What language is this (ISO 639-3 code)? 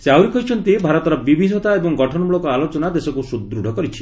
ori